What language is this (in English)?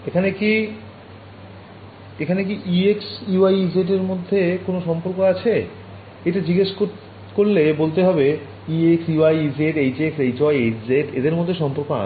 Bangla